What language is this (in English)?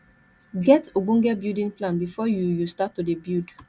Nigerian Pidgin